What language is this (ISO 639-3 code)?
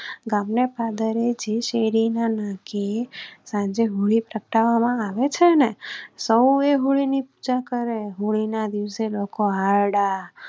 guj